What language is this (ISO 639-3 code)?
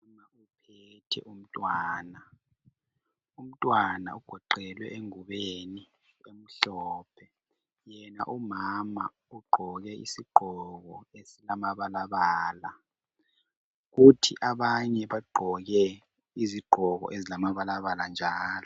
nde